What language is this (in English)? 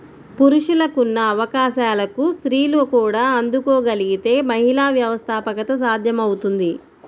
Telugu